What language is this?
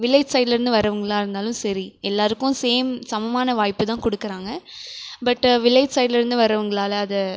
Tamil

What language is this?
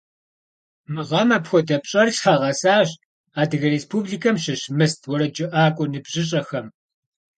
Kabardian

